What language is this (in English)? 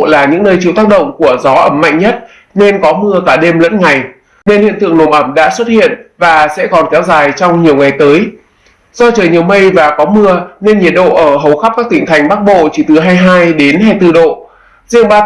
Vietnamese